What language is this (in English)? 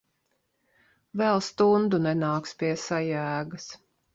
Latvian